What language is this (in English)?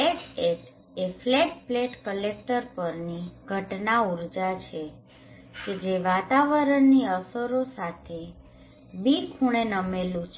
Gujarati